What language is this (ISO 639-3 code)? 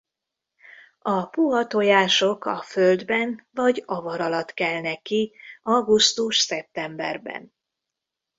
hun